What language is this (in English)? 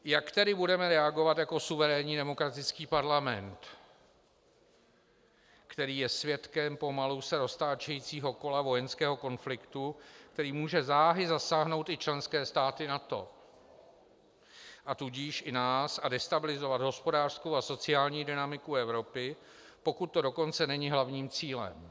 Czech